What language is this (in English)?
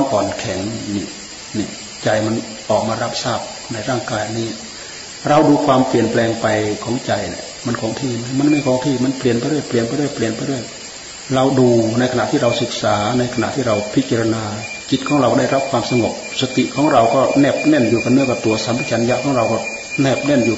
Thai